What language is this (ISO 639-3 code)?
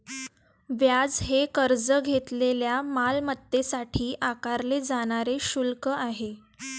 mar